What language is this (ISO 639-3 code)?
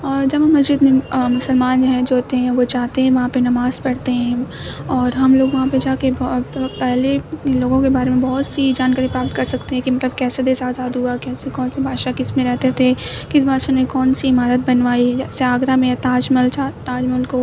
urd